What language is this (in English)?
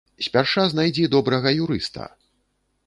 Belarusian